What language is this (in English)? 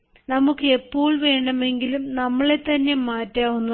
Malayalam